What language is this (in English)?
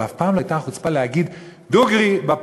Hebrew